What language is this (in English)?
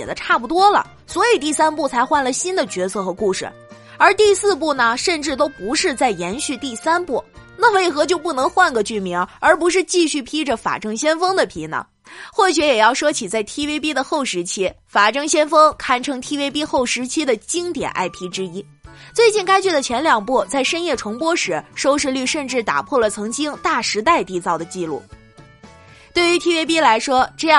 Chinese